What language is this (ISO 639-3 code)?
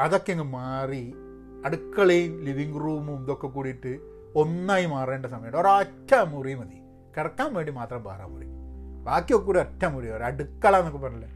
mal